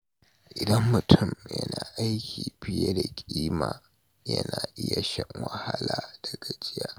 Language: Hausa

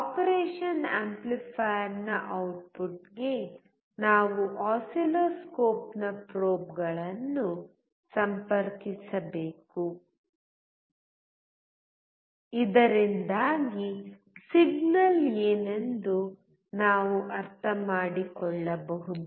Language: Kannada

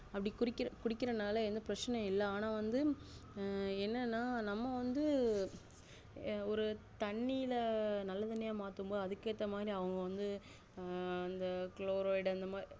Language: Tamil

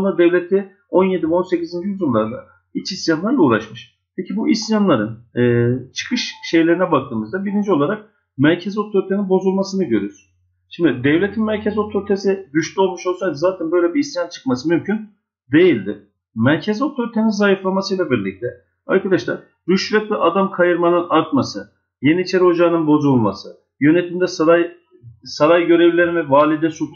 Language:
Turkish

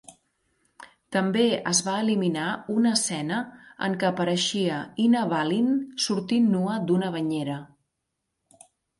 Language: Catalan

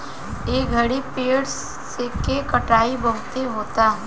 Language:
Bhojpuri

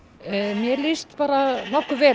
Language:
Icelandic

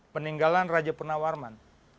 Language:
Indonesian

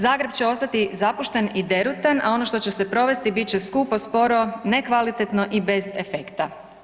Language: Croatian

